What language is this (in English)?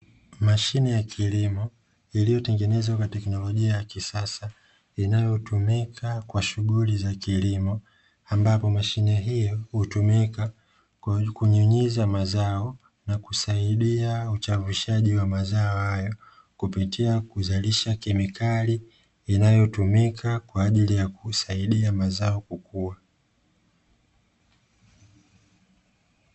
Swahili